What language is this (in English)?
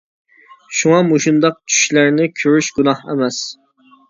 Uyghur